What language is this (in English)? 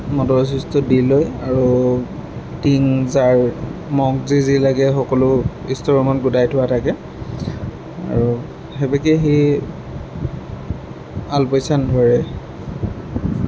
Assamese